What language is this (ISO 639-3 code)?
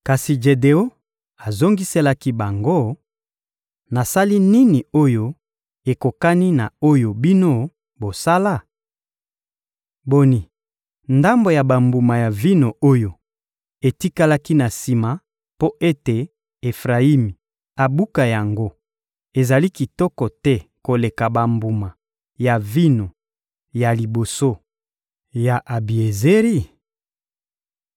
lin